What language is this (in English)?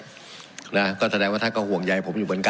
Thai